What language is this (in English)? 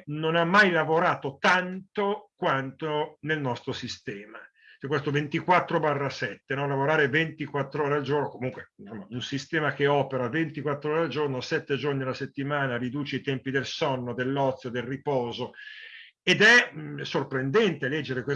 Italian